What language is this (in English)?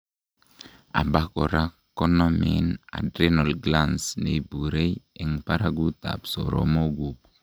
Kalenjin